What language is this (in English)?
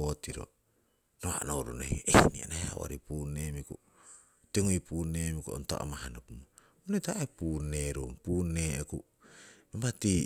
Siwai